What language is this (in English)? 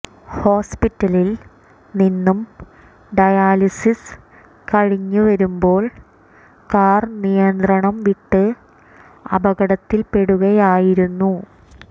Malayalam